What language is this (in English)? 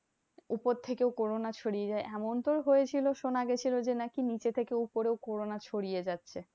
Bangla